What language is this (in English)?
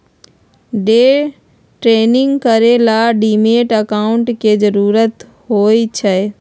Magahi